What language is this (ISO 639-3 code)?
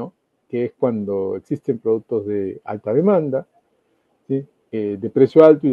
spa